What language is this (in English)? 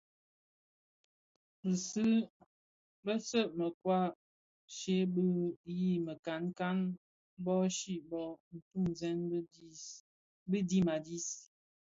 Bafia